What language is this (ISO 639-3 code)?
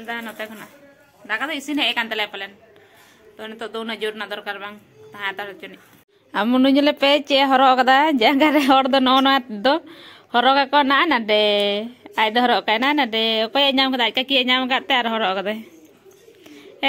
ind